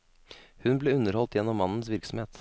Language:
Norwegian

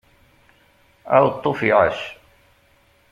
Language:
Kabyle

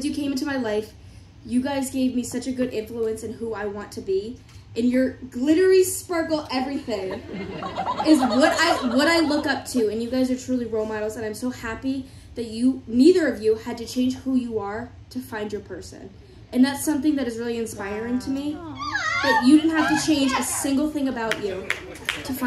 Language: English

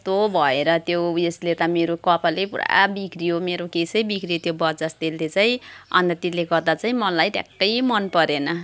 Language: Nepali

